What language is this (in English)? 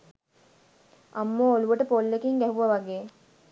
Sinhala